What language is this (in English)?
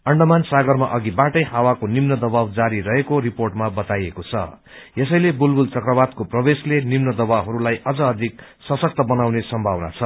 Nepali